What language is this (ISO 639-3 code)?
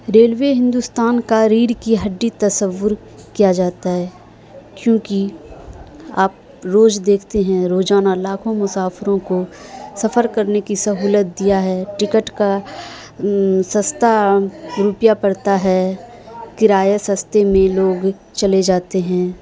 urd